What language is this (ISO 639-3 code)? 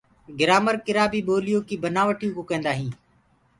ggg